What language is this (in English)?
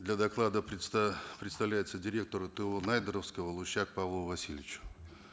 Kazakh